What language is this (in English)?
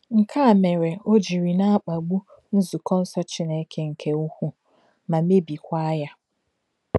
Igbo